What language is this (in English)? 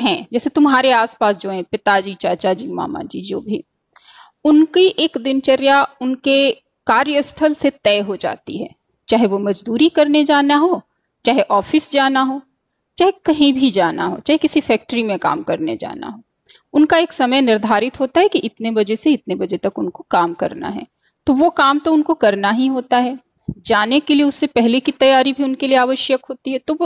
Hindi